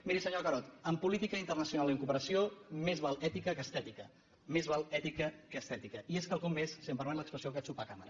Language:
Catalan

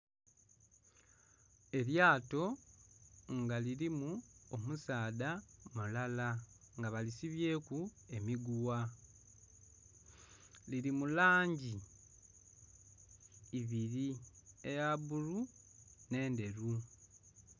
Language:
Soga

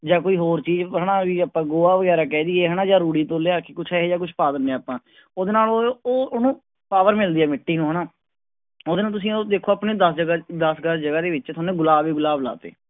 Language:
Punjabi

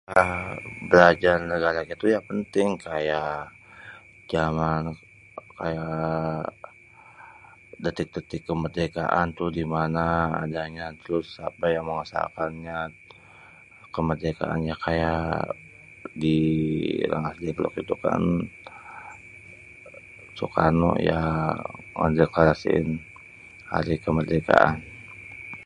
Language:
Betawi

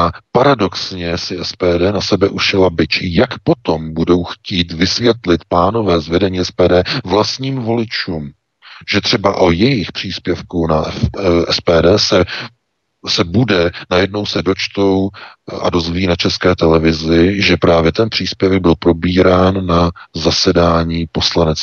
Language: Czech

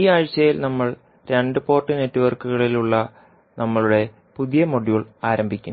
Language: Malayalam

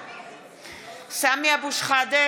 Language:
Hebrew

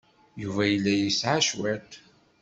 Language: Kabyle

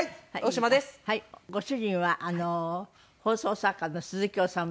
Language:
Japanese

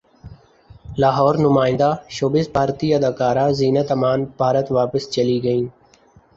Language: Urdu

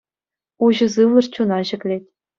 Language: Chuvash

